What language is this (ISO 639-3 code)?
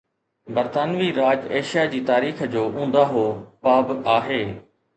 snd